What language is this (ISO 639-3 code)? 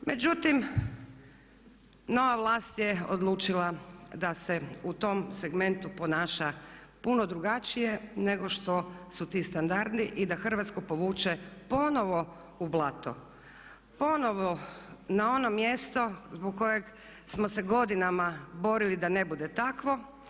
hrv